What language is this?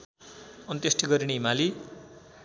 Nepali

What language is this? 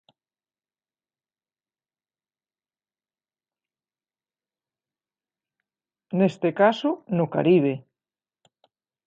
Galician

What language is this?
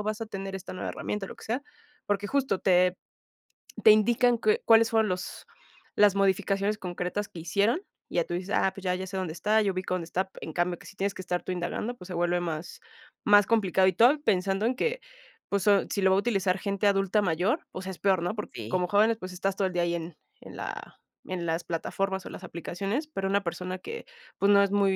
Spanish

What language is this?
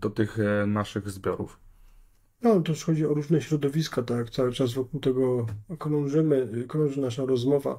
Polish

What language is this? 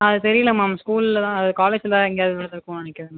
Tamil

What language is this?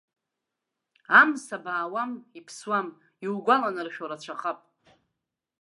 Abkhazian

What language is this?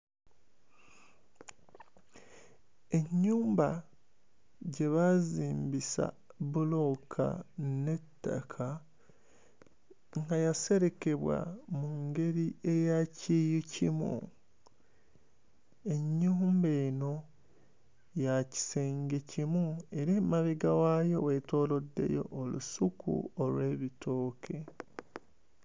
Ganda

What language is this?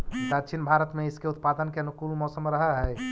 Magahi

